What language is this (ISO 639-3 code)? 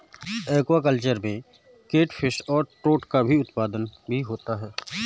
hin